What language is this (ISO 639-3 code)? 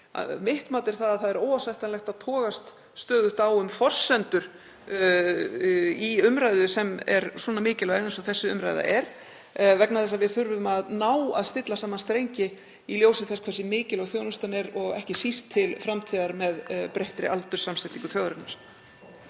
isl